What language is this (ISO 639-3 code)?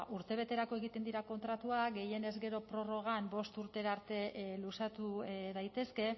eus